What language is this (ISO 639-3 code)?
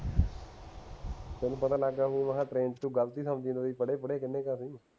pan